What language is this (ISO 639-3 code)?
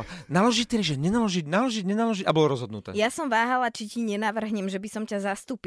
slk